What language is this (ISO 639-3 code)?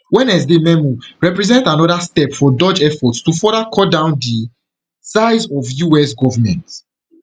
pcm